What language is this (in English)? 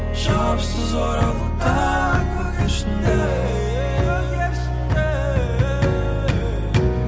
Kazakh